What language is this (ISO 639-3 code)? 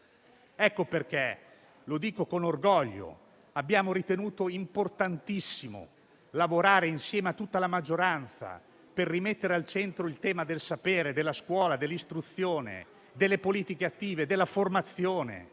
ita